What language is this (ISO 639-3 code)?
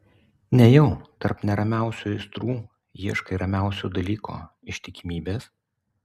lit